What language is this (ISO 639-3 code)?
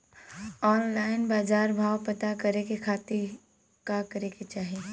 bho